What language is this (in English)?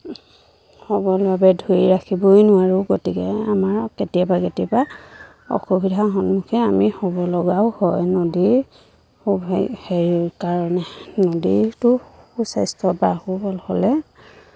Assamese